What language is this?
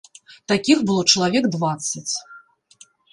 Belarusian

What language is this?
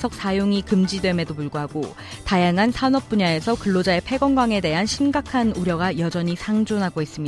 Korean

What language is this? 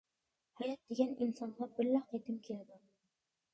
Uyghur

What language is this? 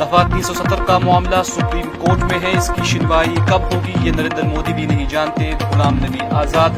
Urdu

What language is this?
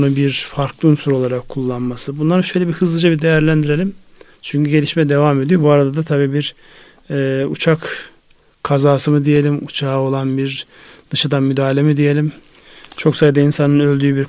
Turkish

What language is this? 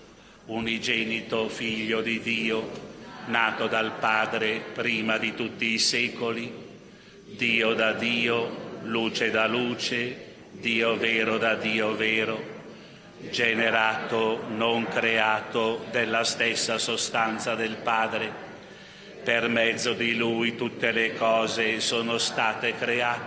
Italian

